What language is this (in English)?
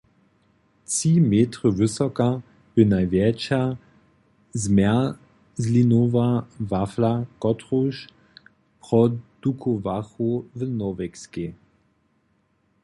Upper Sorbian